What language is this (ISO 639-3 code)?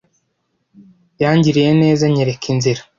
kin